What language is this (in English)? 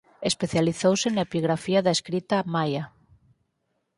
Galician